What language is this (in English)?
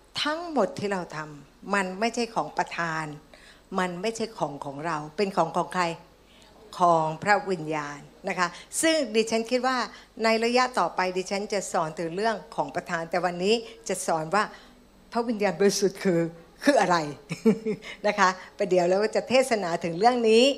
Thai